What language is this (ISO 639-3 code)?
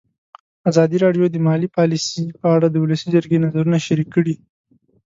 pus